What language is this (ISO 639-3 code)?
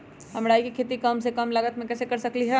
mag